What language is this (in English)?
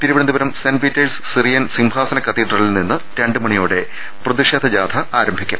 Malayalam